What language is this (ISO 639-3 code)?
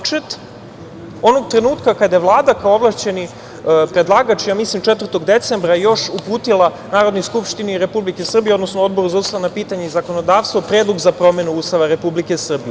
srp